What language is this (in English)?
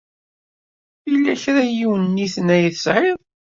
Kabyle